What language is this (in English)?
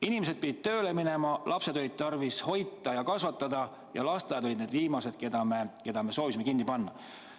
Estonian